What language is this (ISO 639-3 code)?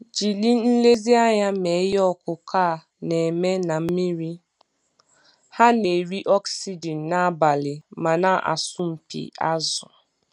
ibo